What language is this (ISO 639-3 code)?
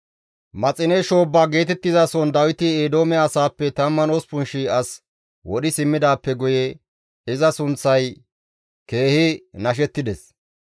gmv